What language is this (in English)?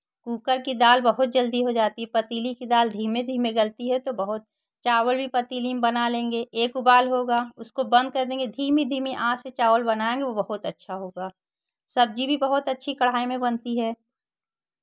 Hindi